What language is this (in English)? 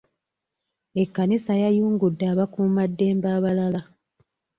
Ganda